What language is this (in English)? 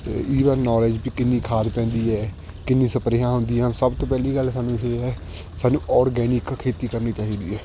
Punjabi